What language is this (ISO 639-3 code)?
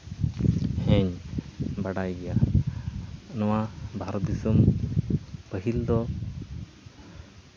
sat